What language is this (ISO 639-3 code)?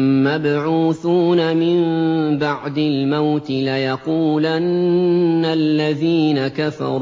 ara